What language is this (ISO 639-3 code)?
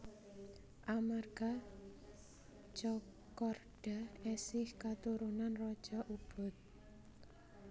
jav